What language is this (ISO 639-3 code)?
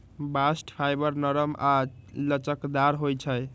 mag